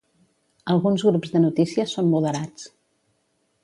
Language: Catalan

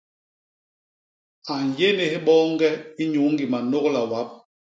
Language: Basaa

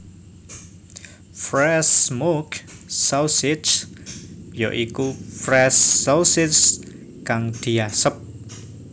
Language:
Javanese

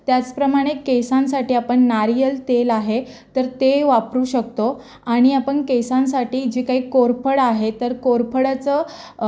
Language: Marathi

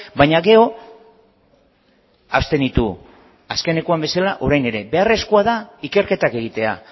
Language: Basque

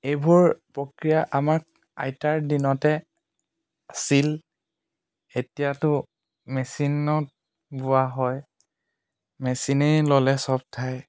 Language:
Assamese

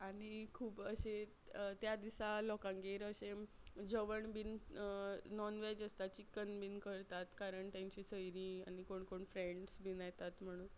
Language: Konkani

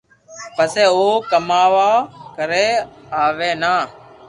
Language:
Loarki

